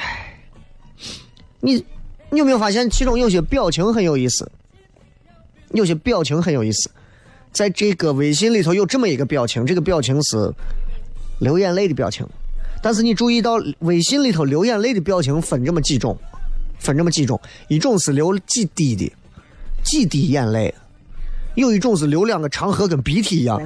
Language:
Chinese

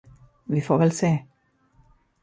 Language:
Swedish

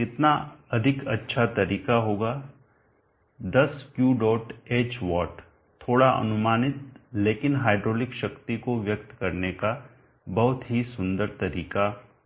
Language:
Hindi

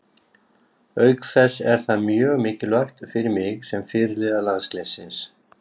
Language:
Icelandic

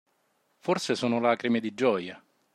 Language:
Italian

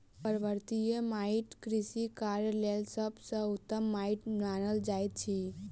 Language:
Maithili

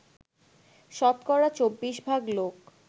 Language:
Bangla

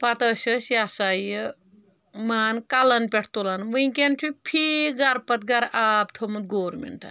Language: Kashmiri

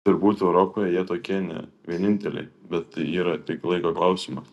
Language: Lithuanian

